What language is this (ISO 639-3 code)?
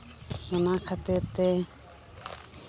sat